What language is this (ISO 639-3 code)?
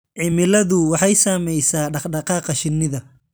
som